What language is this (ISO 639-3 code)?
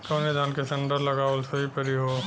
bho